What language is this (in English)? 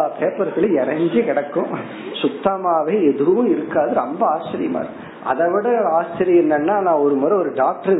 Tamil